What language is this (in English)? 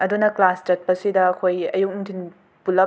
Manipuri